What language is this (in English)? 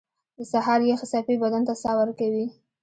Pashto